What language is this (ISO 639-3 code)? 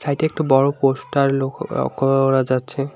ben